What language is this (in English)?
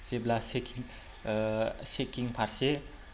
Bodo